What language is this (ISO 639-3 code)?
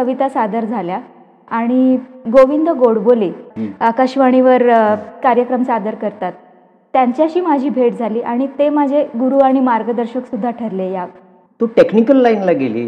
mar